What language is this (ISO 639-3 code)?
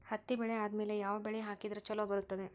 kan